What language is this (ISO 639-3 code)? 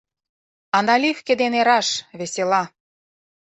chm